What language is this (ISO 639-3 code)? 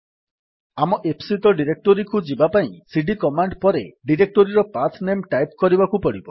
ori